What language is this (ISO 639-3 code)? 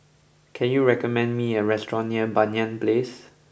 eng